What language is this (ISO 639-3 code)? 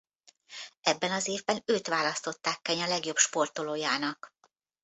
hun